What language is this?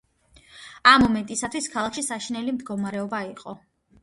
Georgian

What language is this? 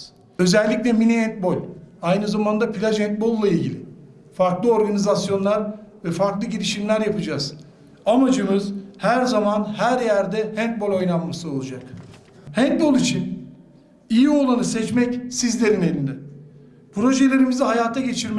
Turkish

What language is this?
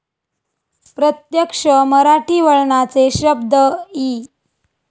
Marathi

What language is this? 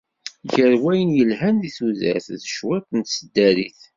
Kabyle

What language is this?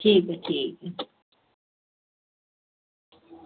Dogri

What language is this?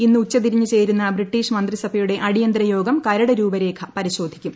Malayalam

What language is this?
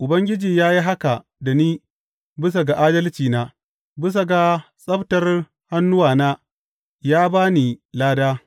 Hausa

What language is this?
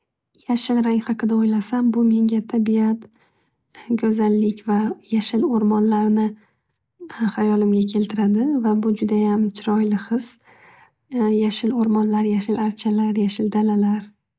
Uzbek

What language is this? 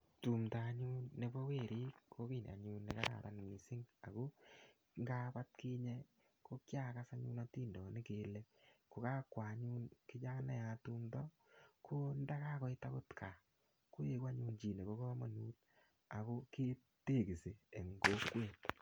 Kalenjin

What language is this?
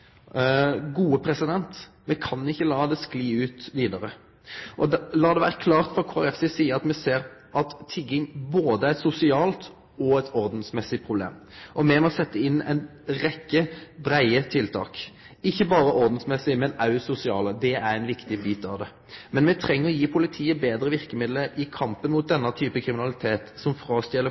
Norwegian Nynorsk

